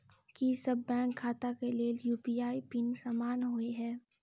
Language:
Maithili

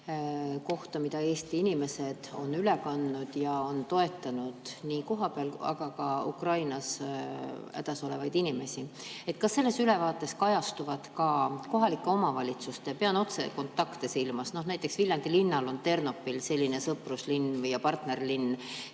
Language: Estonian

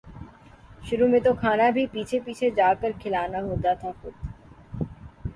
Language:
Urdu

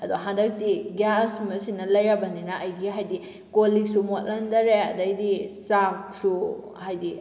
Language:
Manipuri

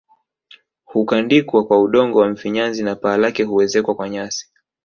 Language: Swahili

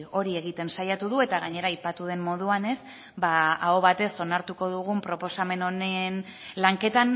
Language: Basque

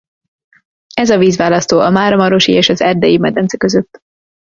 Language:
Hungarian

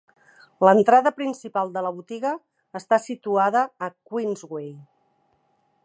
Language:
Catalan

